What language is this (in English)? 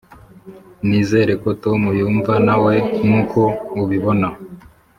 Kinyarwanda